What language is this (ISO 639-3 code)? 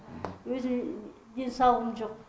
kaz